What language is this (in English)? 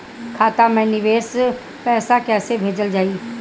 Bhojpuri